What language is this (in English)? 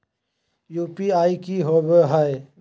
Magahi